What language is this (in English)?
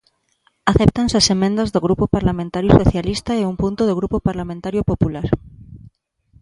Galician